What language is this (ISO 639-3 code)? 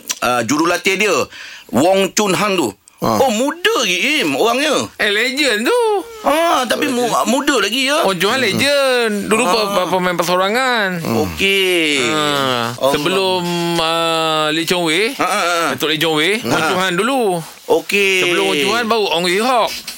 msa